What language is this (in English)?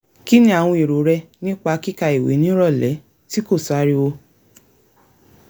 Yoruba